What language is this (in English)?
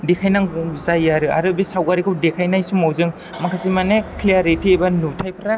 Bodo